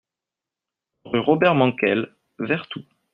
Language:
French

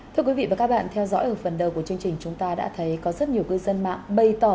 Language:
Vietnamese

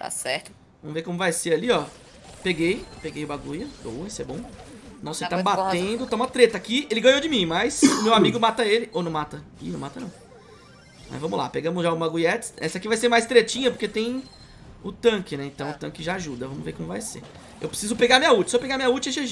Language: Portuguese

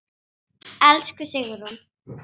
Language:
Icelandic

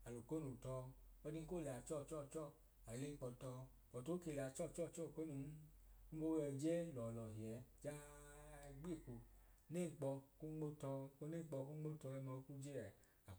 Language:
Idoma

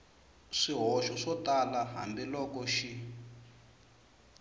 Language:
Tsonga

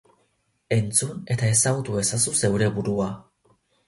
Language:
Basque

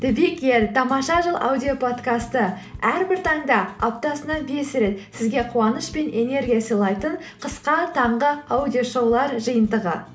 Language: Kazakh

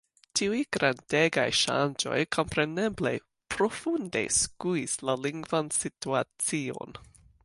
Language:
Esperanto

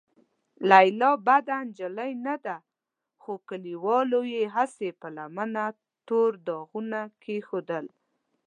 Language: Pashto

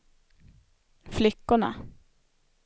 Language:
Swedish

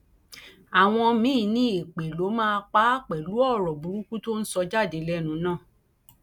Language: Yoruba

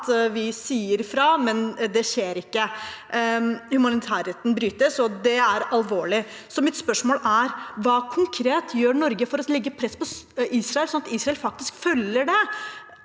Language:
Norwegian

